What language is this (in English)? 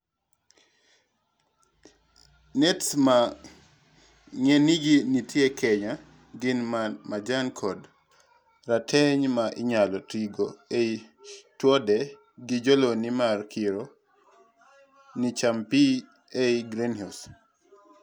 Luo (Kenya and Tanzania)